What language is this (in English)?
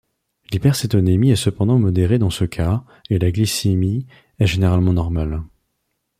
French